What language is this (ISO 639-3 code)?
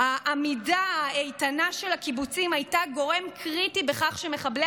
heb